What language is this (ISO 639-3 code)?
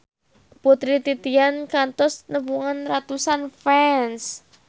sun